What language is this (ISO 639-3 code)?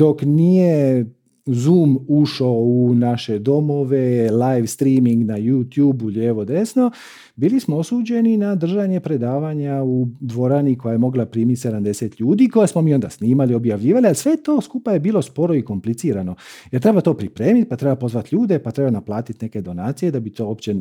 hrv